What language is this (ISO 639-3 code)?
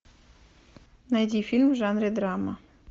rus